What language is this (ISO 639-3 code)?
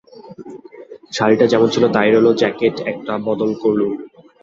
ben